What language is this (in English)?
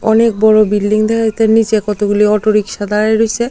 Bangla